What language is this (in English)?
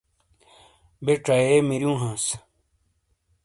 Shina